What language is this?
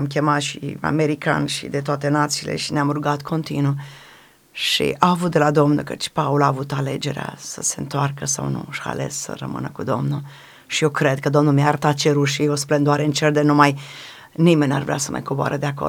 Romanian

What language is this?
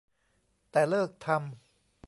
Thai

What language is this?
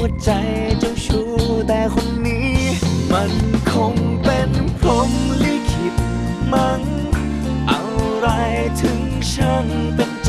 Thai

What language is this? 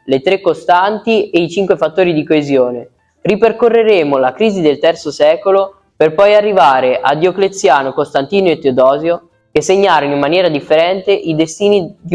Italian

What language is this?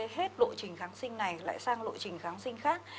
Vietnamese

